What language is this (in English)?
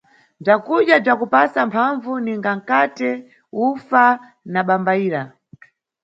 Nyungwe